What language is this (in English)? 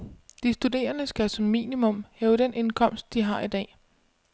Danish